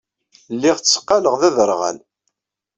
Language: Kabyle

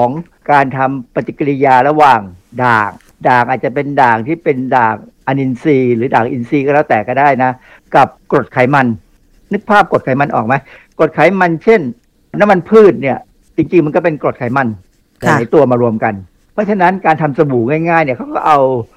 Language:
Thai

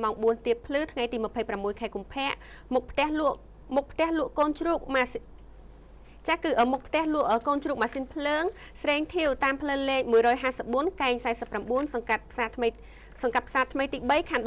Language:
Vietnamese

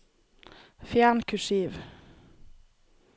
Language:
Norwegian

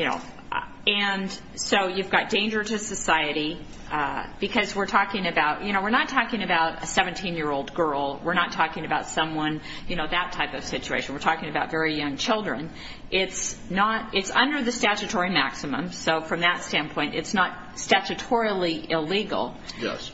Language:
English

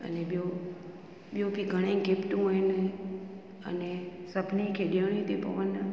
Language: Sindhi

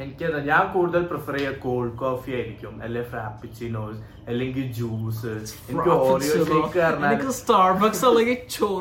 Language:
Malayalam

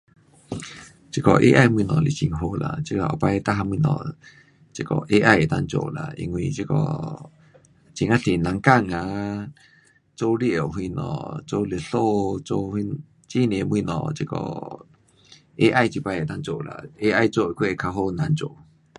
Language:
Pu-Xian Chinese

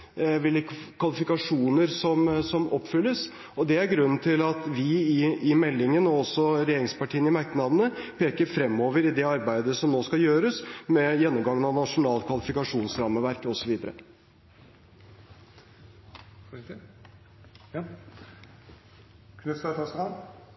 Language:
Norwegian Bokmål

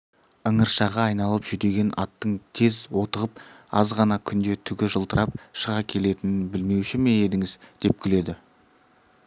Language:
Kazakh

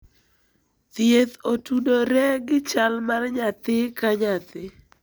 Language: Luo (Kenya and Tanzania)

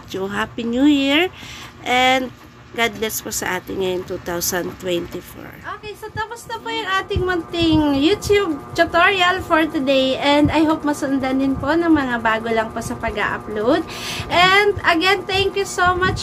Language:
Filipino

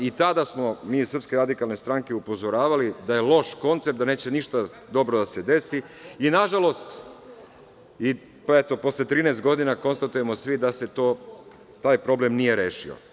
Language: Serbian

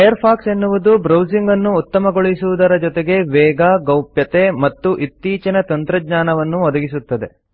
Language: Kannada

